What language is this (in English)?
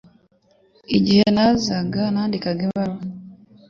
Kinyarwanda